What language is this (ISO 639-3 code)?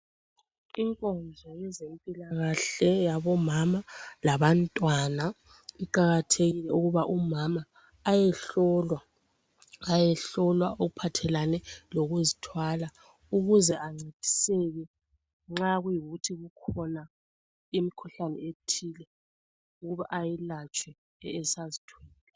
nde